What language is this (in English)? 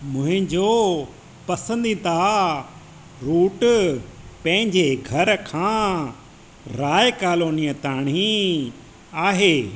Sindhi